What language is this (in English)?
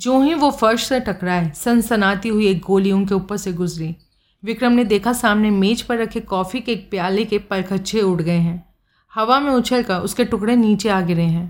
Hindi